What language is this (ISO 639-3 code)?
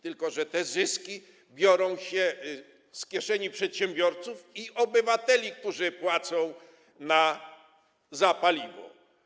pol